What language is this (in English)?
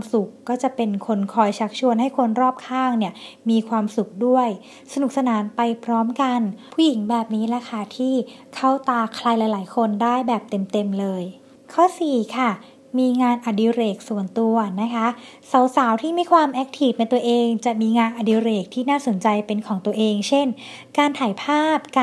Thai